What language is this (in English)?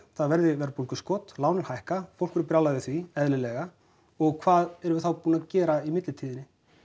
Icelandic